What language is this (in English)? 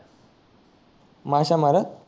Marathi